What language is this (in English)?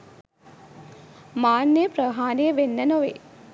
Sinhala